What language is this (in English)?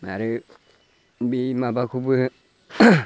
Bodo